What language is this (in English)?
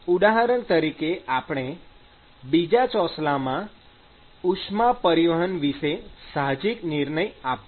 Gujarati